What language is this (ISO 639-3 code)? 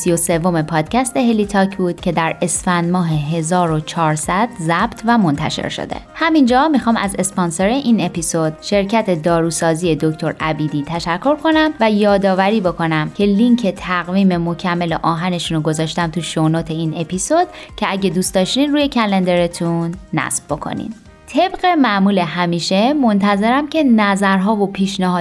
fas